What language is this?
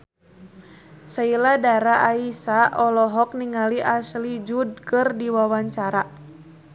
Sundanese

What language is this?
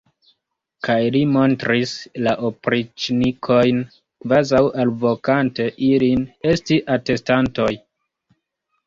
Esperanto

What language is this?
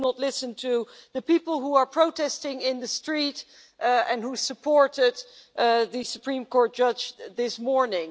English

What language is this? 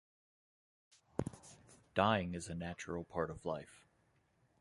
English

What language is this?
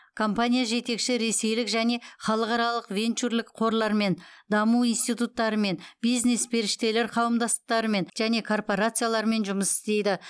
Kazakh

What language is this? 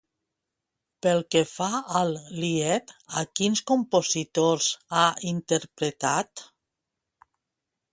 Catalan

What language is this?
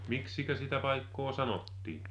Finnish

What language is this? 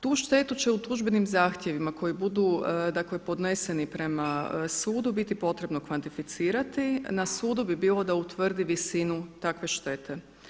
Croatian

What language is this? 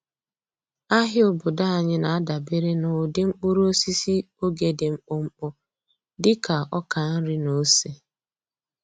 Igbo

